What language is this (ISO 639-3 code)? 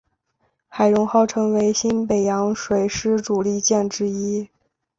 zho